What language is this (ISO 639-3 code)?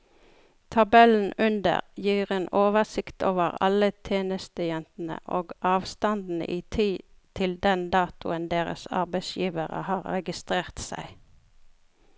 nor